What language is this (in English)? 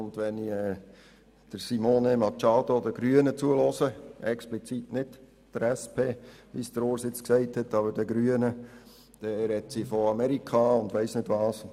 Swiss German